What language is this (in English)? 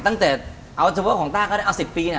Thai